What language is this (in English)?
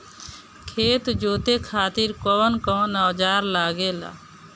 Bhojpuri